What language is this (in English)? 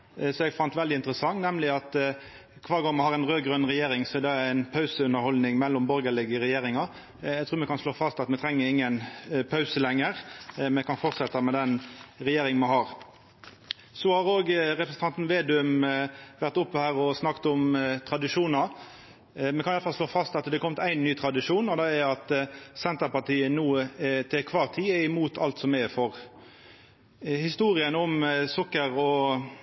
Norwegian Nynorsk